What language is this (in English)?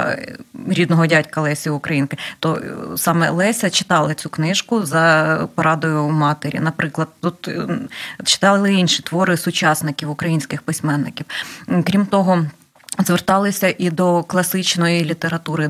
Ukrainian